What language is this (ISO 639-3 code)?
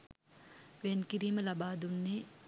sin